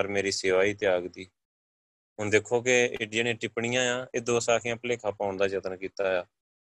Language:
Punjabi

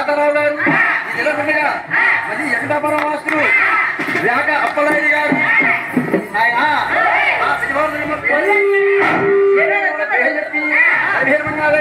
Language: Indonesian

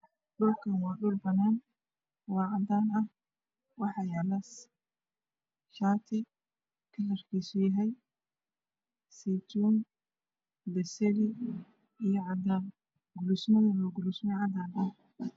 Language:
Somali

